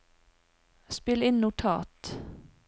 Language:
Norwegian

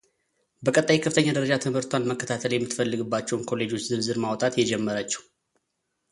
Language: Amharic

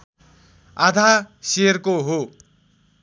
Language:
Nepali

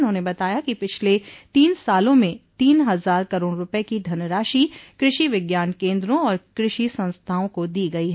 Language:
Hindi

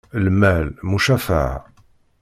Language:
Kabyle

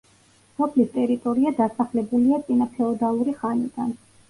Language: Georgian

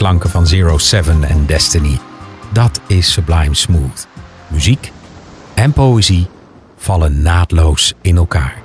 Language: Dutch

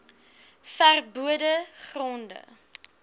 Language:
Afrikaans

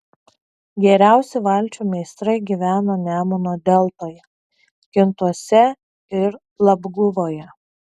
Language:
Lithuanian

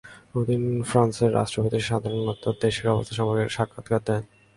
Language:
Bangla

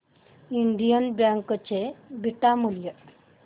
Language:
Marathi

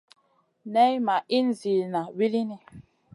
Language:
Masana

